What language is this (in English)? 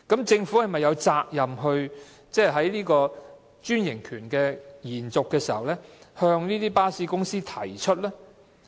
Cantonese